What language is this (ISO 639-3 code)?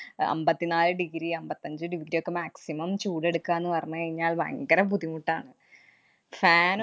mal